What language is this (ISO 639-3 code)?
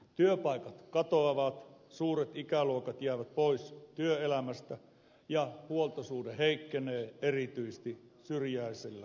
fin